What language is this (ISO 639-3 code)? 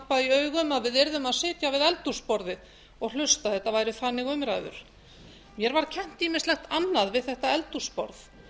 isl